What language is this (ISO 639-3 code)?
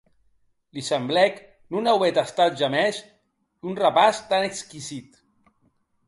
oci